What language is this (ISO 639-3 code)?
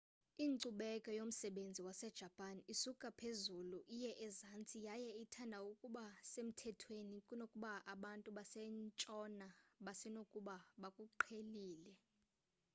xho